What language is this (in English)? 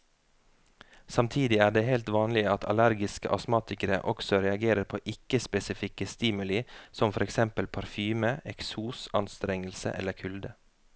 Norwegian